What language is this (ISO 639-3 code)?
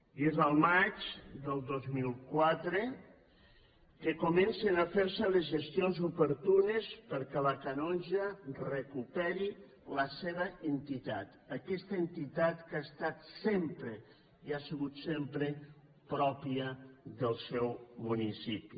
cat